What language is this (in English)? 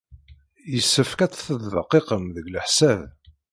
Kabyle